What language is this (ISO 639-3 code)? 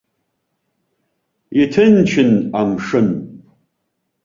abk